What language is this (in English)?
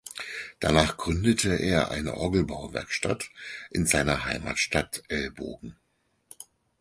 German